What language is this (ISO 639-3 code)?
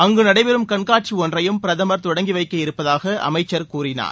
tam